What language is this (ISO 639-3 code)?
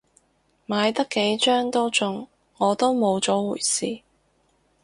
yue